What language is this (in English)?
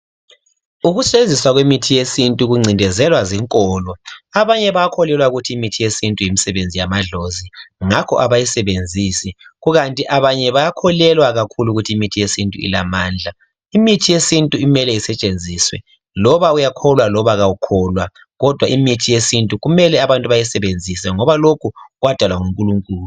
North Ndebele